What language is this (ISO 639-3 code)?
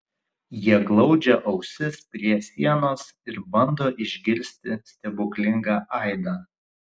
lit